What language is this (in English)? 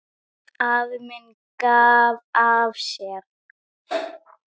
Icelandic